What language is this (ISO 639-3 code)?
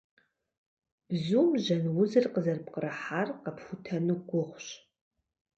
kbd